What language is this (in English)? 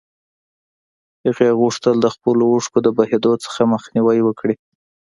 Pashto